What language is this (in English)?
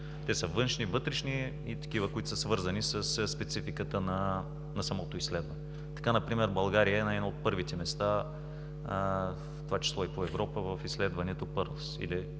Bulgarian